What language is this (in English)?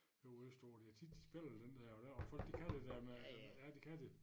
Danish